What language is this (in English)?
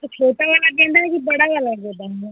Hindi